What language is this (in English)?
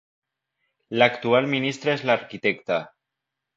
Spanish